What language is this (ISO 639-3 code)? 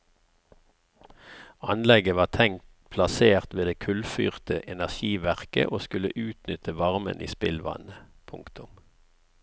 nor